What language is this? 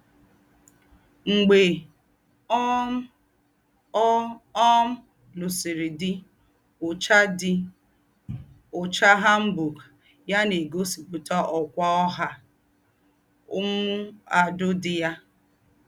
Igbo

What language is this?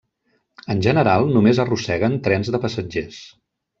Catalan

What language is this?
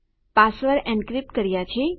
Gujarati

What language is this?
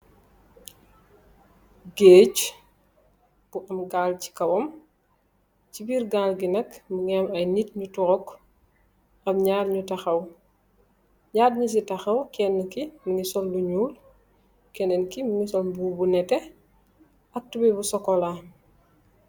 Wolof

